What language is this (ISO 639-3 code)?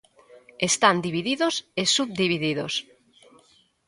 glg